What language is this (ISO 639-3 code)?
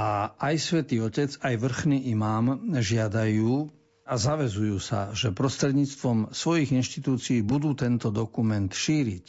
slk